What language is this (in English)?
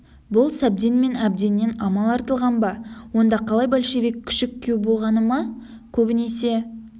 Kazakh